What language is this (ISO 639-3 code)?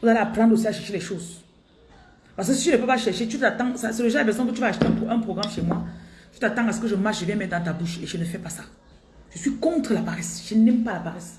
fra